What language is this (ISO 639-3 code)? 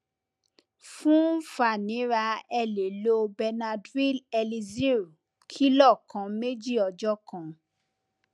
yor